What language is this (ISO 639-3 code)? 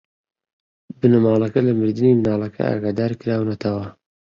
ckb